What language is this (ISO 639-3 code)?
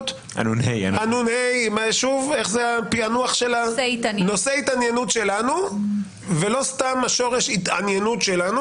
heb